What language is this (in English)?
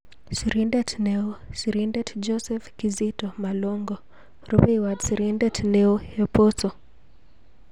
Kalenjin